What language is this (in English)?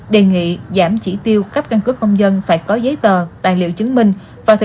Vietnamese